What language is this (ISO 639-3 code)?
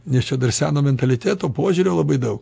lit